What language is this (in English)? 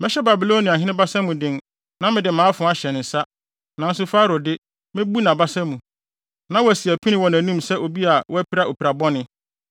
Akan